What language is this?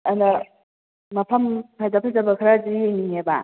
Manipuri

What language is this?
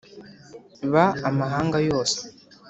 Kinyarwanda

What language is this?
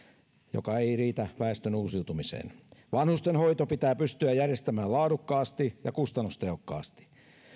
Finnish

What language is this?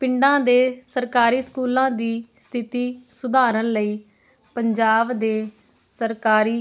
Punjabi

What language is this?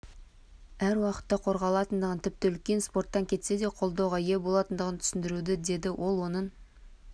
Kazakh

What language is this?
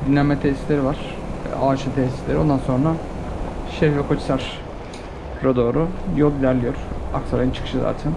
Turkish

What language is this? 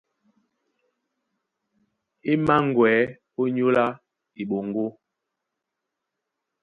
Duala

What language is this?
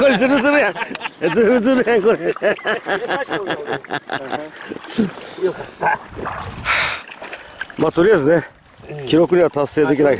Japanese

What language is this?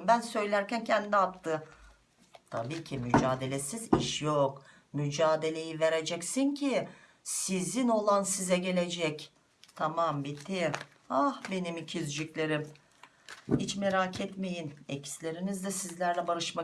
Turkish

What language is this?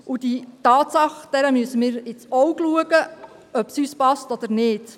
Swiss German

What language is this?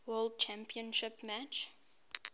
English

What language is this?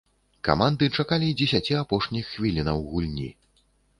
Belarusian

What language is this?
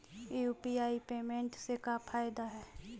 Magahi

